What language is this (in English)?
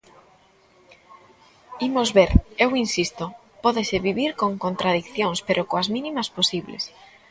Galician